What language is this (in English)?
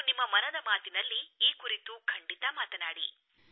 Kannada